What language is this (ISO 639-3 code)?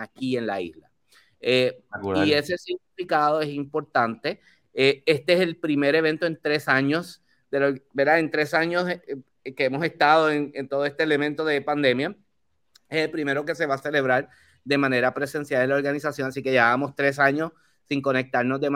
spa